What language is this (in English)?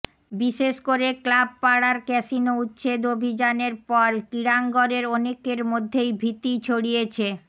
Bangla